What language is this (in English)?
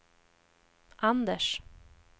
Swedish